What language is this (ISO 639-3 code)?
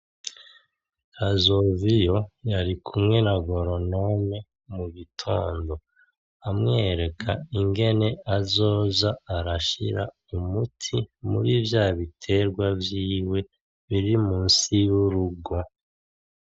run